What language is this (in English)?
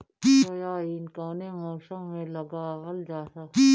Bhojpuri